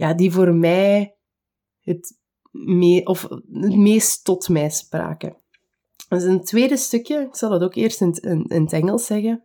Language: Dutch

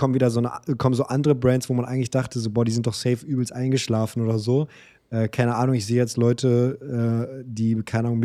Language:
German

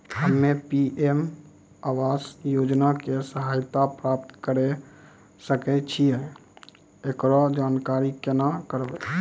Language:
Maithili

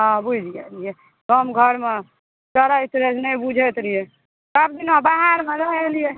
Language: Maithili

